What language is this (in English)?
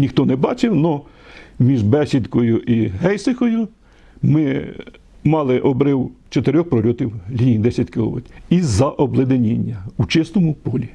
Ukrainian